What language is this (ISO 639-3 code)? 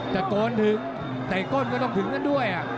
tha